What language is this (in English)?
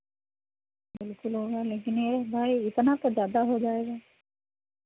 Hindi